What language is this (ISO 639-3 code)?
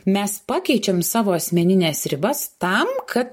lit